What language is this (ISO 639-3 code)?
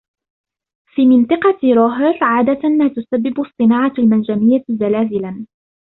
ara